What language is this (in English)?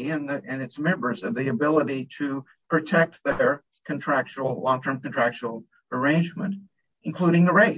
English